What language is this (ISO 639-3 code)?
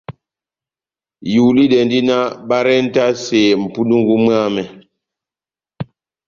bnm